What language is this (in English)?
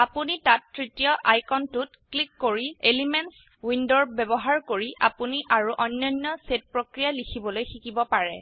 Assamese